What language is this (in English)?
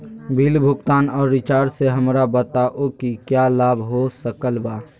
Magahi